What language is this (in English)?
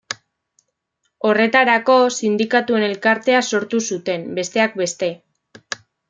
Basque